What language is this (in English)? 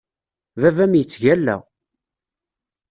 Kabyle